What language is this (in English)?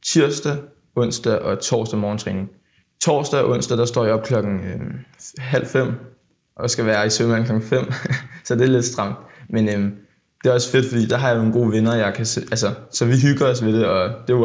Danish